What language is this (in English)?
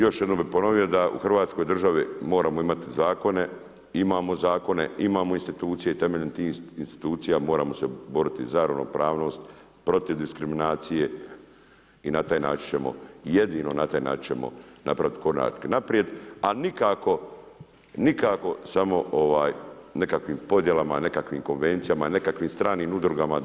Croatian